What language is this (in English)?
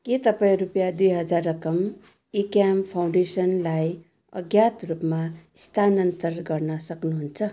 Nepali